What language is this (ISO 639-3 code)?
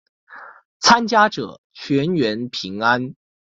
zho